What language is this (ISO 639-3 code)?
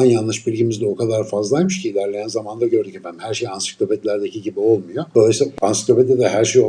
tur